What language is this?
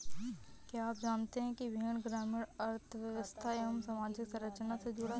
Hindi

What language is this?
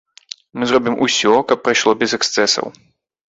Belarusian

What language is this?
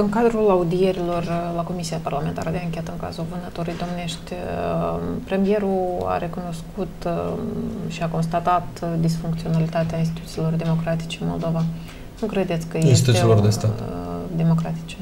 Romanian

